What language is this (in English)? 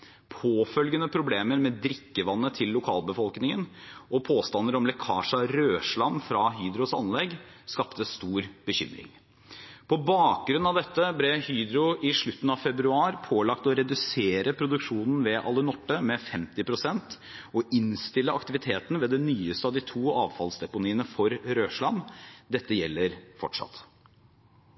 Norwegian Bokmål